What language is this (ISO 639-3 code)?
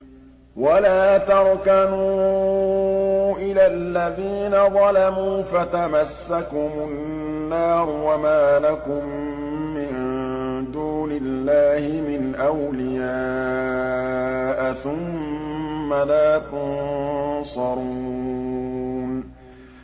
ara